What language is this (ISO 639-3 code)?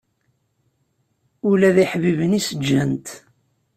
kab